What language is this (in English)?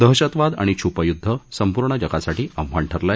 Marathi